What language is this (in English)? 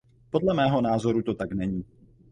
Czech